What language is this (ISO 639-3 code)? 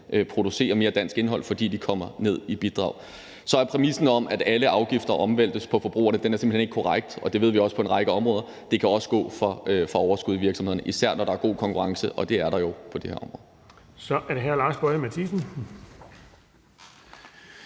dan